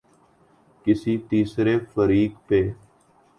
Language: Urdu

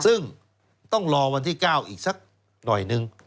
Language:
Thai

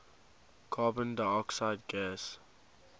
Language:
English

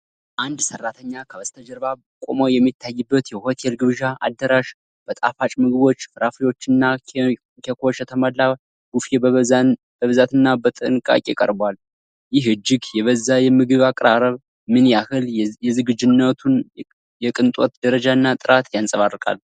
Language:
Amharic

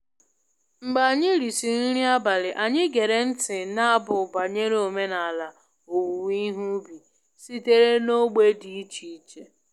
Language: Igbo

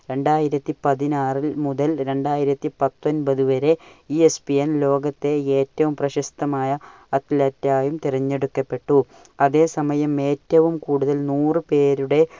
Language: Malayalam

